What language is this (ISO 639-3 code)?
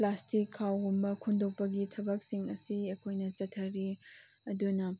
mni